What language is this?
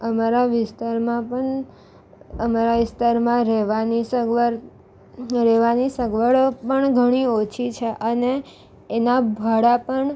Gujarati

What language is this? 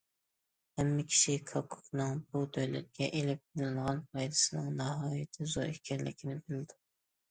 Uyghur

